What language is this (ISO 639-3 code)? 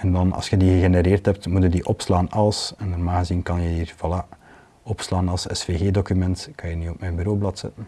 nld